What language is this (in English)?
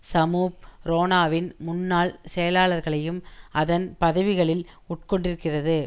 Tamil